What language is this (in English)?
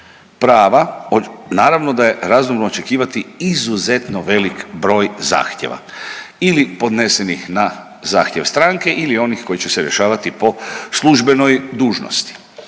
Croatian